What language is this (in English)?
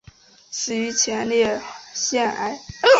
Chinese